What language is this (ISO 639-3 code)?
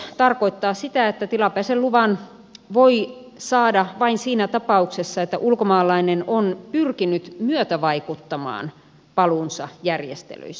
fin